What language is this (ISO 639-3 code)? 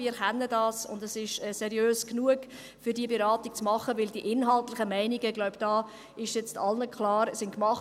gsw